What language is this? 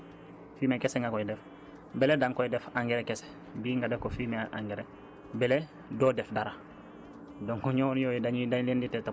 Wolof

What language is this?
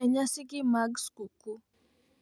Luo (Kenya and Tanzania)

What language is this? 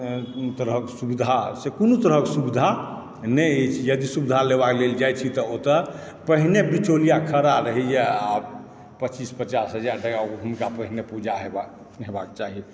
Maithili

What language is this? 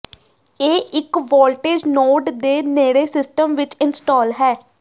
Punjabi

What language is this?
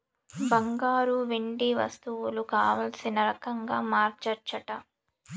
Telugu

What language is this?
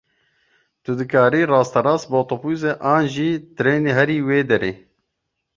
Kurdish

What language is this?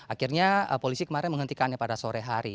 Indonesian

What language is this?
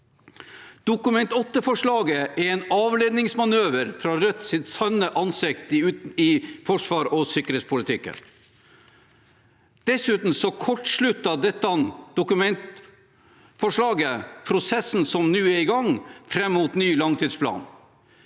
Norwegian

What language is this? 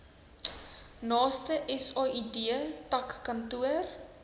Afrikaans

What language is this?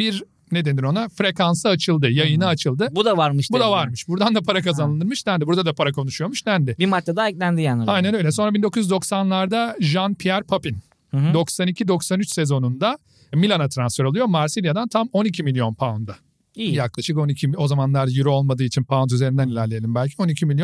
Turkish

